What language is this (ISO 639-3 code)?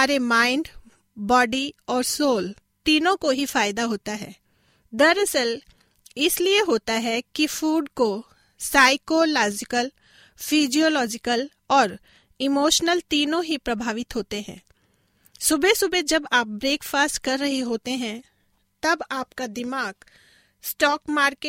hin